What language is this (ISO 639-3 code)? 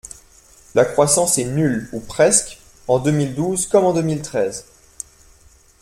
fra